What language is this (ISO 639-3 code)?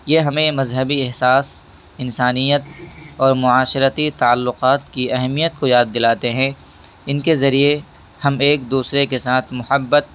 urd